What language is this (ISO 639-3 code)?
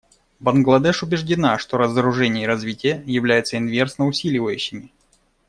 rus